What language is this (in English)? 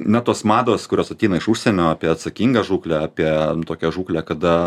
Lithuanian